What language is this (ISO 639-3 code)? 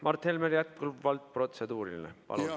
est